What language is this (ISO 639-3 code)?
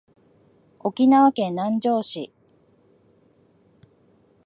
jpn